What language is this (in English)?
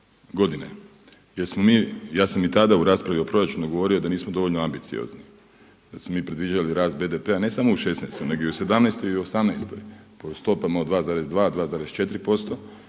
Croatian